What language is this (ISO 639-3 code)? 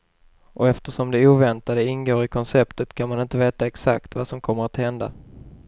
swe